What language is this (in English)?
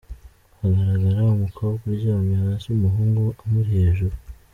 Kinyarwanda